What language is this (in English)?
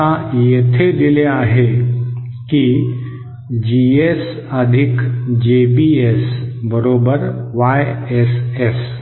Marathi